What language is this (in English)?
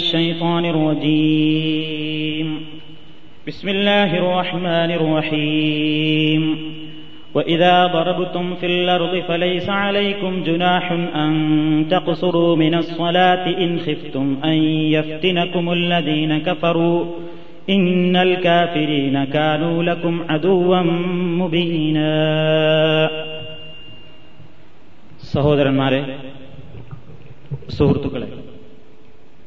Malayalam